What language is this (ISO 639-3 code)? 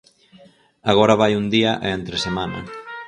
glg